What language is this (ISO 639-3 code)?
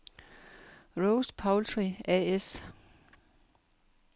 dan